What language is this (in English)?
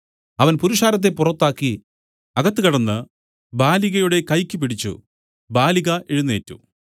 Malayalam